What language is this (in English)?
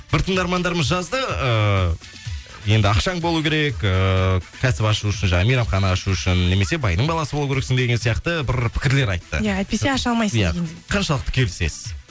Kazakh